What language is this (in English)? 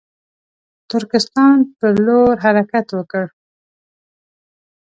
Pashto